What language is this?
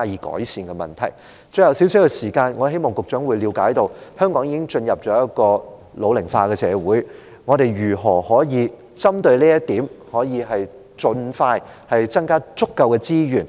Cantonese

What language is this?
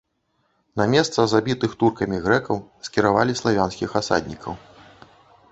Belarusian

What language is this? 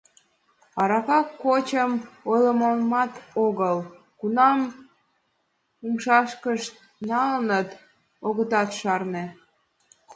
Mari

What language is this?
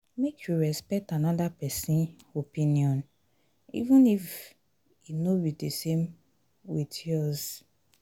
Nigerian Pidgin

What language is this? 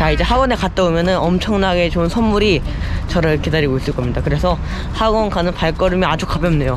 Korean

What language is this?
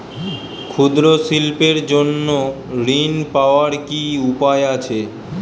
Bangla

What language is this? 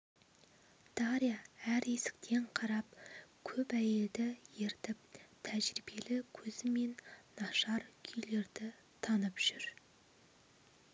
Kazakh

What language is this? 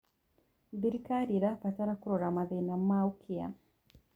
Kikuyu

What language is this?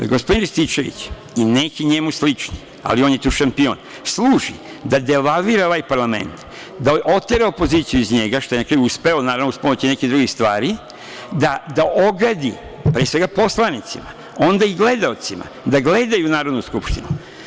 Serbian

